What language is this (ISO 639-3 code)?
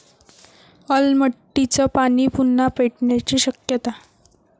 mar